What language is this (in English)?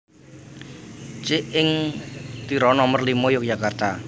Javanese